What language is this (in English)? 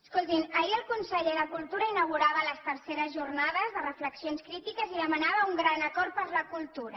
Catalan